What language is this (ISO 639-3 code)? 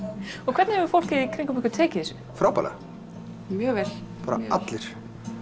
isl